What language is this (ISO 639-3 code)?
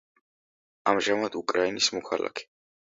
kat